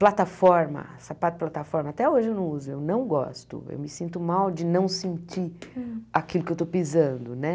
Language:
Portuguese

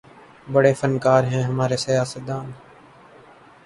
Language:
Urdu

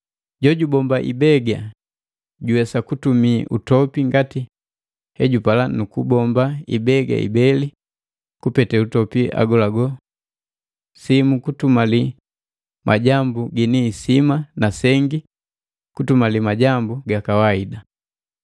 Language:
Matengo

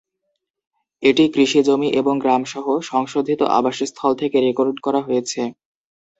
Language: Bangla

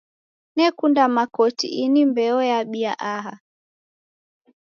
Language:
Taita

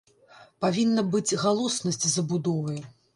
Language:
Belarusian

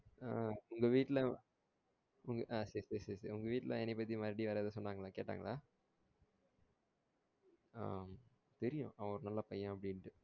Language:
Tamil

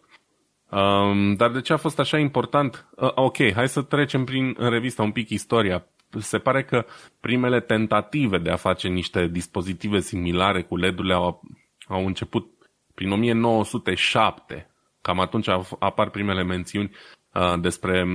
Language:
Romanian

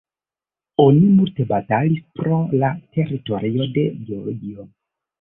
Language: Esperanto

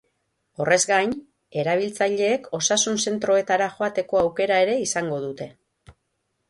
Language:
Basque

